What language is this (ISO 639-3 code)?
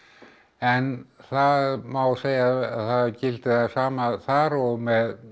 isl